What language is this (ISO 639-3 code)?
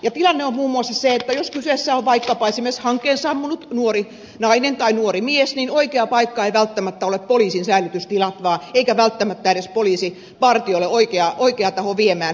fin